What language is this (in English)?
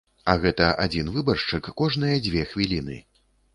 Belarusian